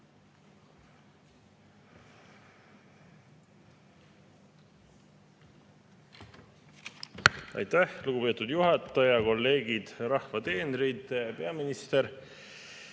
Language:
Estonian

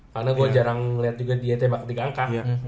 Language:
Indonesian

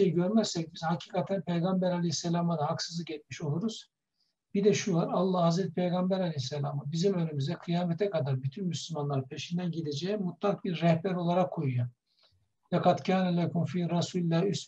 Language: Turkish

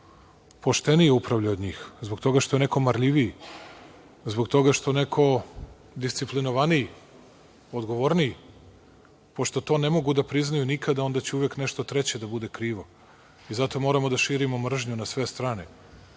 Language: Serbian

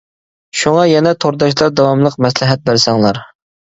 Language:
Uyghur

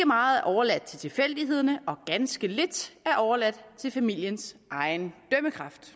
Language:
Danish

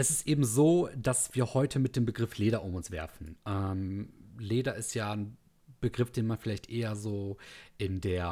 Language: German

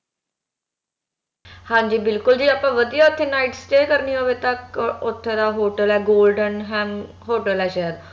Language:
Punjabi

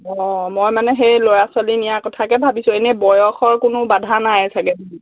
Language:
Assamese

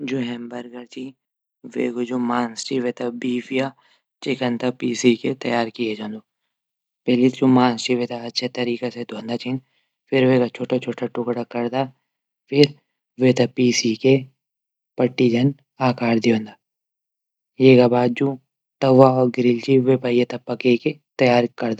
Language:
Garhwali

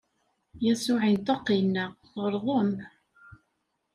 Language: Kabyle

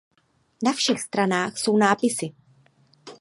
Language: Czech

